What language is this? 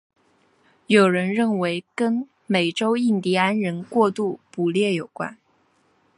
Chinese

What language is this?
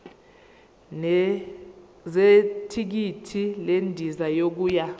Zulu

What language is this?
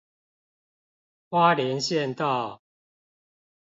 Chinese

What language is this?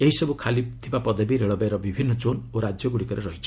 Odia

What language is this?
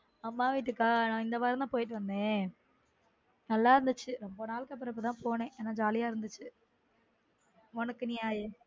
Tamil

